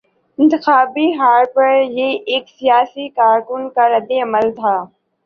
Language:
Urdu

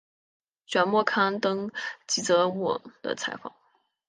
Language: Chinese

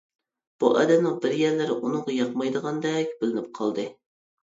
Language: Uyghur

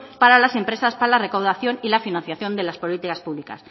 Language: Spanish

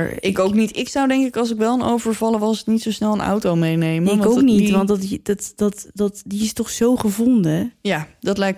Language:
Dutch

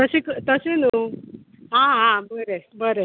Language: Konkani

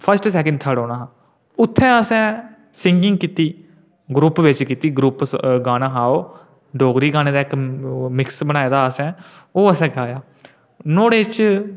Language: Dogri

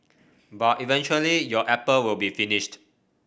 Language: English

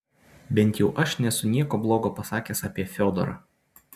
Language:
Lithuanian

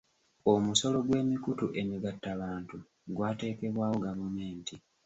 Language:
Ganda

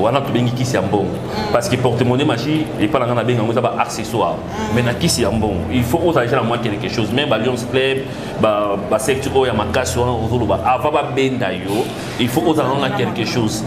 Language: French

